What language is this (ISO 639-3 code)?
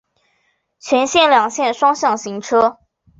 zho